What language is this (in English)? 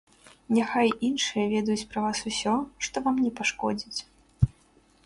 Belarusian